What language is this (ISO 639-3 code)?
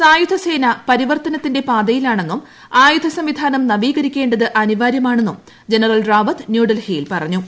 mal